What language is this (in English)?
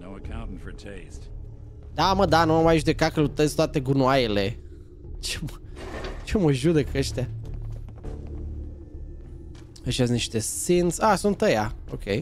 Romanian